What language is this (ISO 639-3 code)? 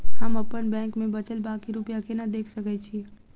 mai